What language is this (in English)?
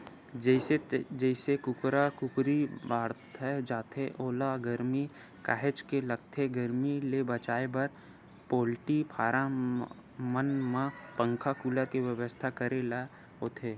Chhattisgarhi